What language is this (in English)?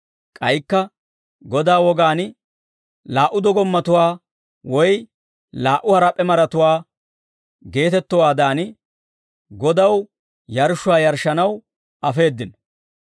Dawro